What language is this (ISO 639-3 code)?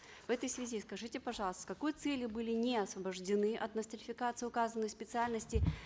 kaz